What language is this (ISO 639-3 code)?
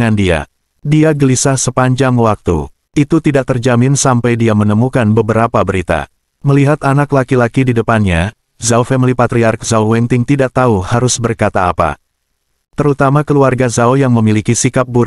ind